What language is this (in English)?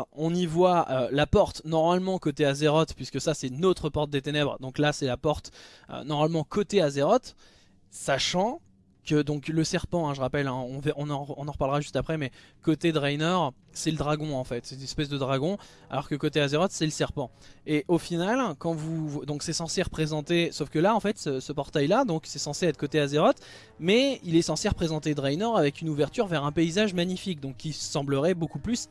French